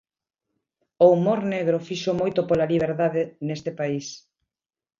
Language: Galician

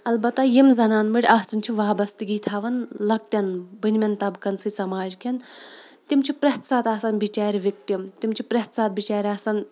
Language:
Kashmiri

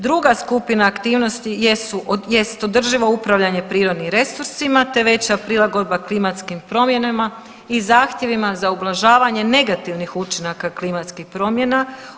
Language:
Croatian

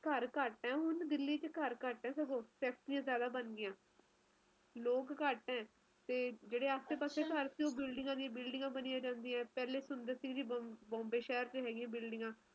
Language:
Punjabi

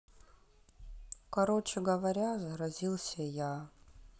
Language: Russian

